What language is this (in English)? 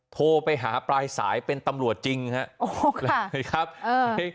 Thai